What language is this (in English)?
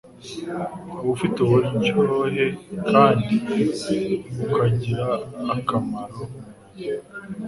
Kinyarwanda